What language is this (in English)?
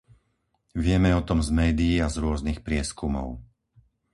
Slovak